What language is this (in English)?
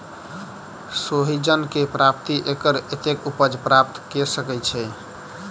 Maithili